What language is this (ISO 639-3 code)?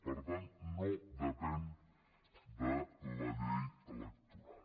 cat